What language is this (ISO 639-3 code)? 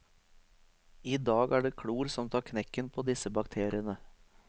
nor